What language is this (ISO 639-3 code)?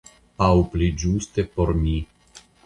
epo